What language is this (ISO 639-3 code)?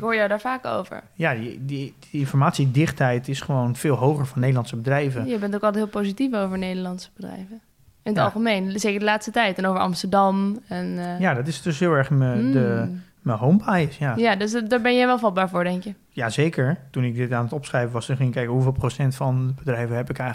nld